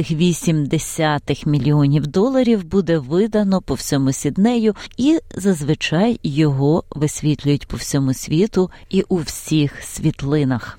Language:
Ukrainian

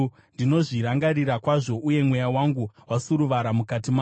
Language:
Shona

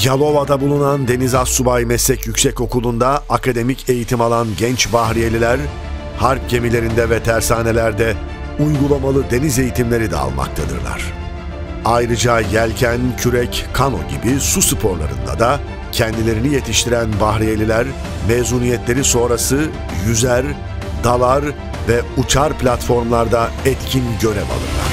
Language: Turkish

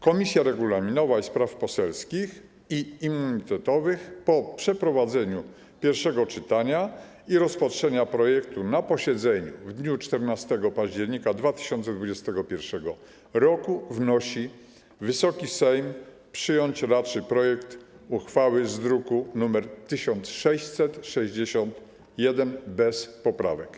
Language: Polish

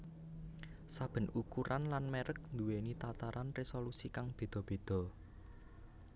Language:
Javanese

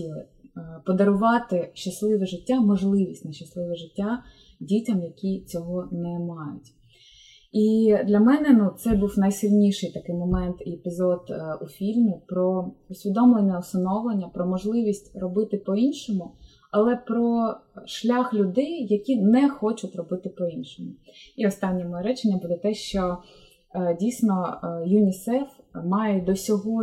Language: Ukrainian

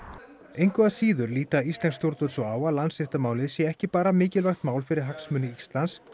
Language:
Icelandic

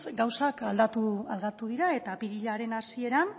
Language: Basque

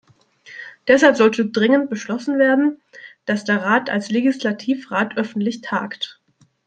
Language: German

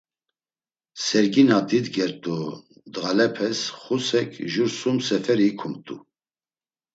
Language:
Laz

